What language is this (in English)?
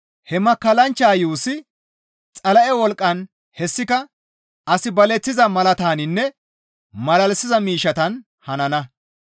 Gamo